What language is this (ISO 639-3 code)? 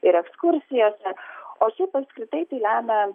lit